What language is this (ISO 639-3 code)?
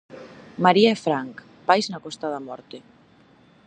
glg